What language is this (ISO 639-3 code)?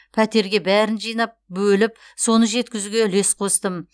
kaz